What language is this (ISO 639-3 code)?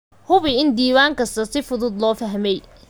som